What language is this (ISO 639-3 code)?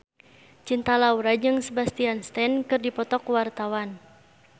sun